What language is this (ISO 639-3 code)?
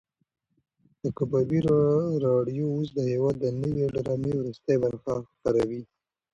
pus